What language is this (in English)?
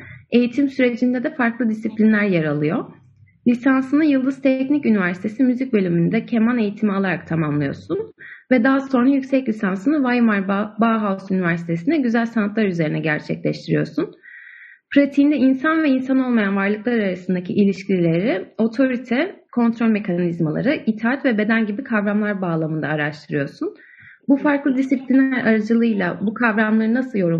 Turkish